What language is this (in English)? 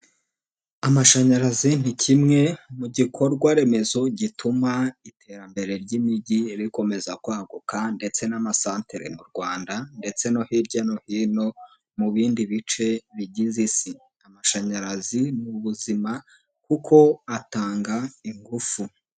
Kinyarwanda